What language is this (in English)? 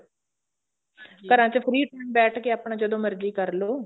Punjabi